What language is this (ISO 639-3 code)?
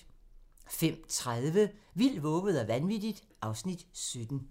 dan